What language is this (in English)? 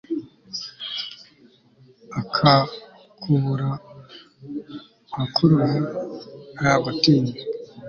Kinyarwanda